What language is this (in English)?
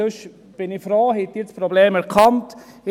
Swiss German